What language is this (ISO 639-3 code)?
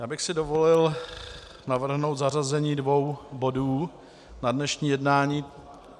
ces